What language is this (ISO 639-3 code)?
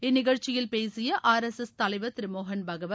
tam